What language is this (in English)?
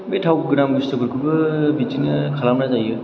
Bodo